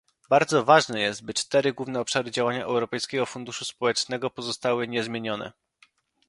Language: Polish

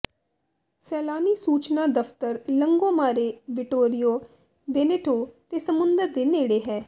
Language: Punjabi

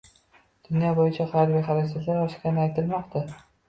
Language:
Uzbek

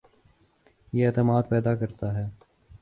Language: Urdu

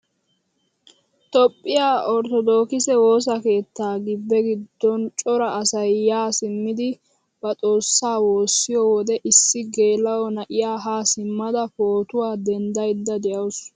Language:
Wolaytta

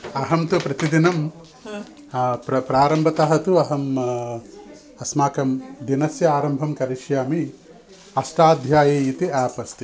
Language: Sanskrit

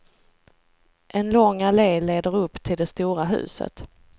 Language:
Swedish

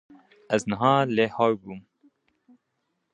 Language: Kurdish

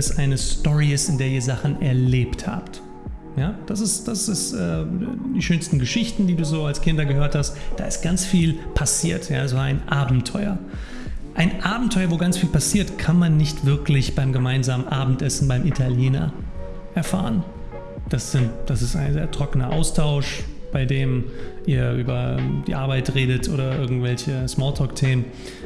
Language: German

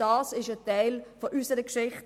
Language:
Swiss German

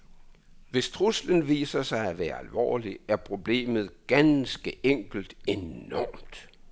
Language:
Danish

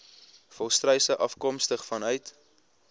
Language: Afrikaans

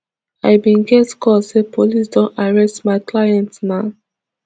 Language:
Nigerian Pidgin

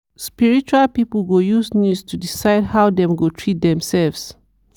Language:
Nigerian Pidgin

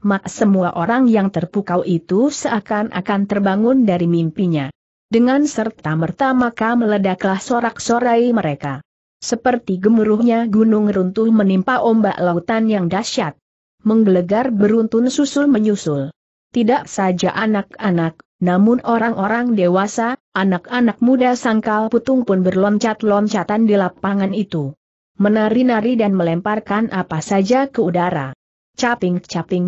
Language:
Indonesian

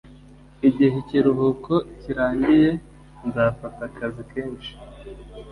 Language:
Kinyarwanda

